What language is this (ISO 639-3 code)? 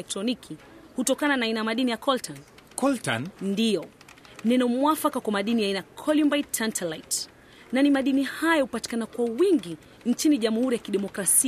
swa